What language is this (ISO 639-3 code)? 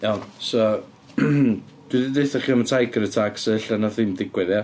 cym